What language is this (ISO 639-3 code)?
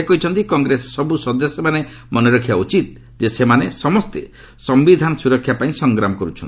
ori